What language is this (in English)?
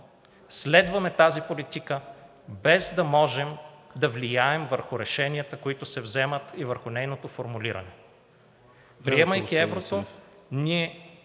Bulgarian